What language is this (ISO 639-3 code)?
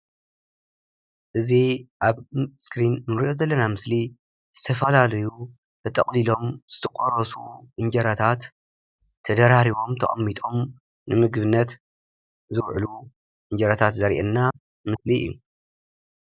tir